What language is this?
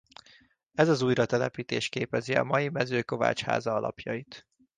Hungarian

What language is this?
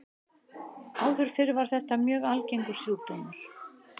Icelandic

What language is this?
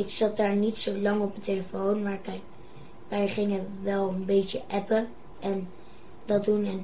Dutch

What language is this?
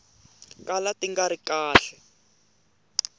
Tsonga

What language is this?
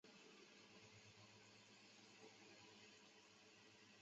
Chinese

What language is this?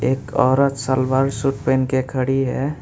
Hindi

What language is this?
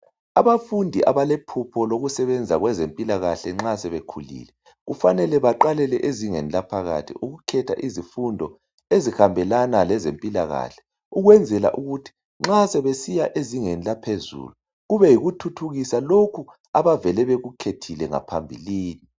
North Ndebele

